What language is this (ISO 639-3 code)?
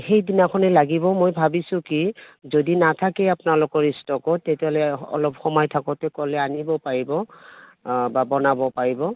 asm